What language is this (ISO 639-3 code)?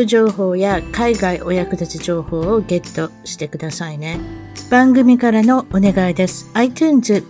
jpn